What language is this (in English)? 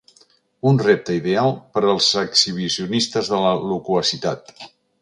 Catalan